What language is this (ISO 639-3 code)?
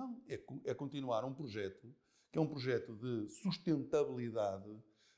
por